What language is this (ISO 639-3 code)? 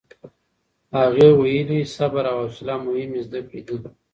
pus